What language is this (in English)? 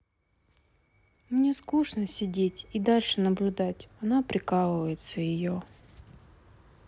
Russian